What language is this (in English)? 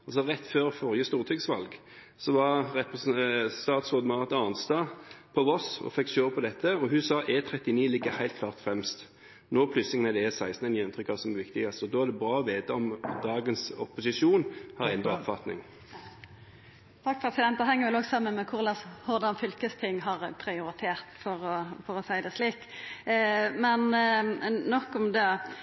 Norwegian